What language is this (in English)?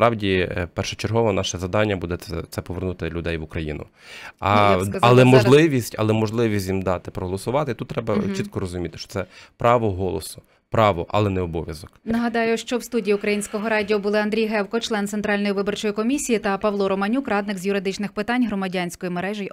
Ukrainian